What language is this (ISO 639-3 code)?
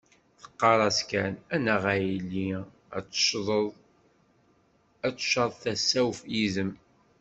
kab